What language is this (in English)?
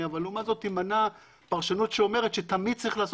Hebrew